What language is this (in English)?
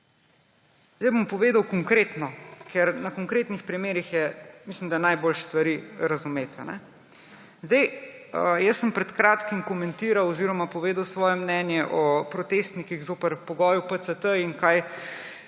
Slovenian